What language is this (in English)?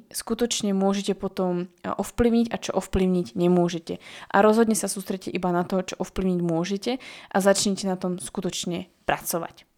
Slovak